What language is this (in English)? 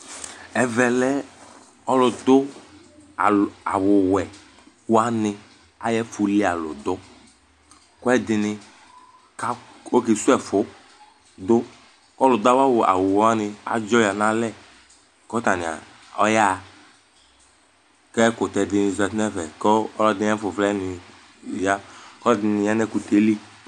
Ikposo